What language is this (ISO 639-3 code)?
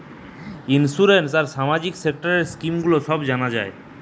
ben